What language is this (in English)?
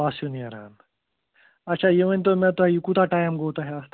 Kashmiri